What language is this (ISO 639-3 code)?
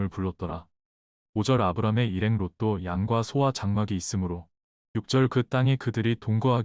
kor